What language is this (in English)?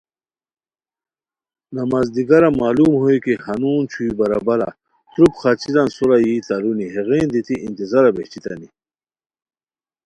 Khowar